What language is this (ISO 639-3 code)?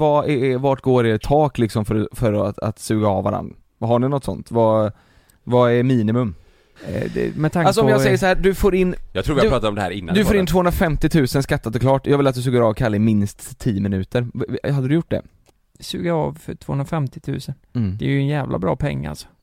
swe